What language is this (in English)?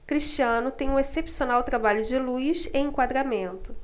Portuguese